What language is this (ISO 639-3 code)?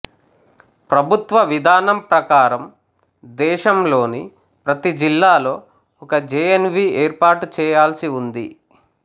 tel